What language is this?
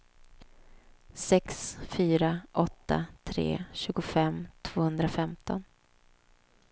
Swedish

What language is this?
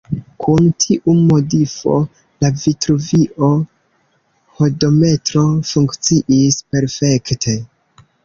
Esperanto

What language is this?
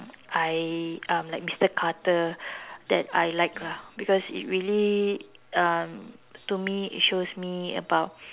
English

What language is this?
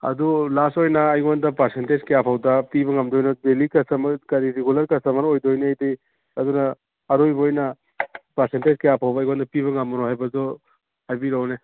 Manipuri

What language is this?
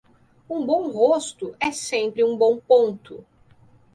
Portuguese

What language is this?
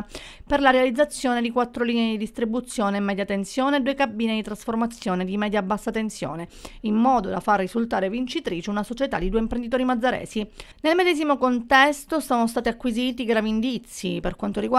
Italian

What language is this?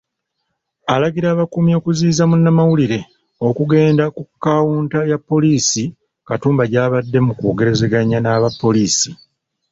Ganda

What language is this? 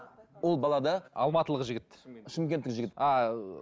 Kazakh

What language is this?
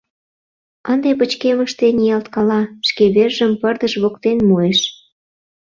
Mari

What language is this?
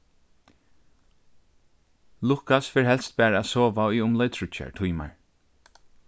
Faroese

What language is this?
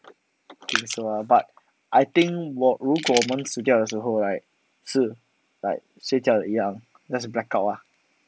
English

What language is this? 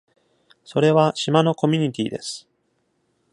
Japanese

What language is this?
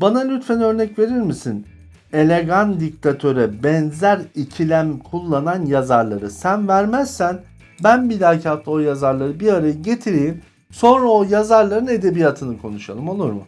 Turkish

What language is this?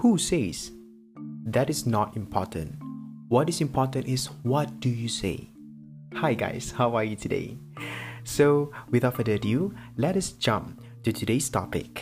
Malay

